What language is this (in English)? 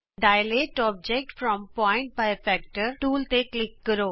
Punjabi